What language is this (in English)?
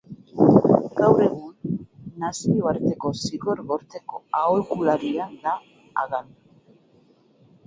Basque